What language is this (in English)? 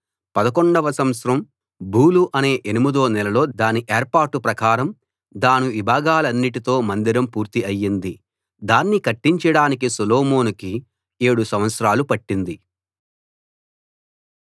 Telugu